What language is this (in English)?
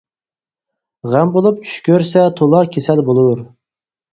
Uyghur